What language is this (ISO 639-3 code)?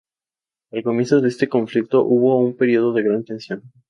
spa